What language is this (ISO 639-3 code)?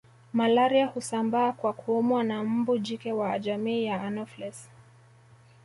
swa